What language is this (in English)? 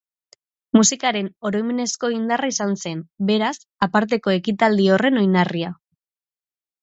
Basque